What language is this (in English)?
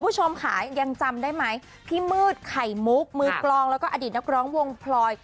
Thai